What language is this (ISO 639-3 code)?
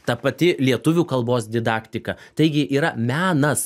lit